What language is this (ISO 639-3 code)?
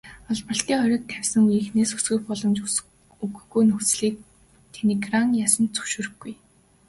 mon